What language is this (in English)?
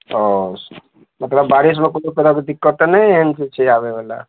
Maithili